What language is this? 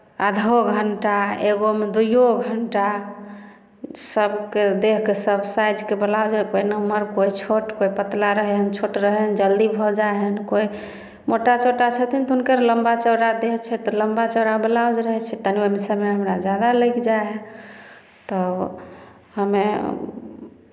Maithili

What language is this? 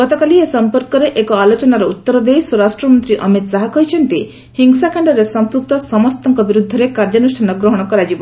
Odia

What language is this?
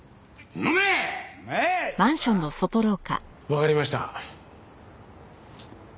Japanese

